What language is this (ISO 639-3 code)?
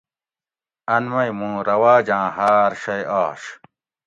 gwc